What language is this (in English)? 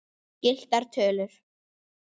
Icelandic